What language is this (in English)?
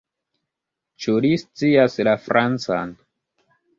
Esperanto